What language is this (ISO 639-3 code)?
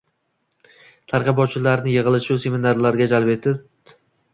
uzb